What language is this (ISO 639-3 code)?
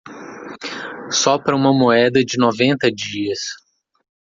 por